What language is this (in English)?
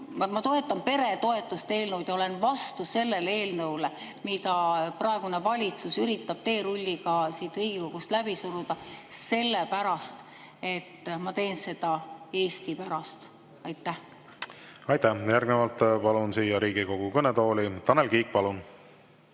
Estonian